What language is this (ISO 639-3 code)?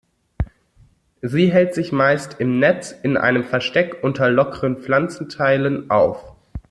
deu